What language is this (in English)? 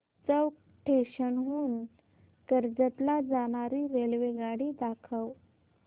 Marathi